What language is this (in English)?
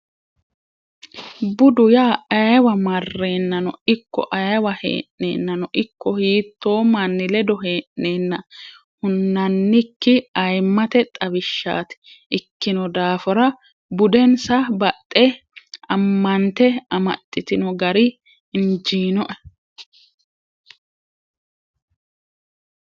Sidamo